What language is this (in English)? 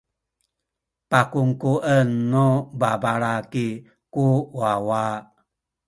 Sakizaya